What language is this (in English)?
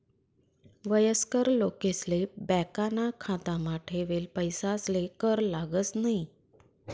Marathi